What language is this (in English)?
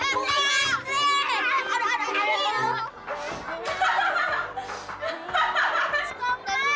Indonesian